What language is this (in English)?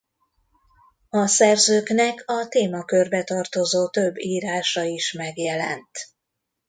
Hungarian